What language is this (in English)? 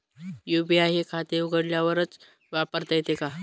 Marathi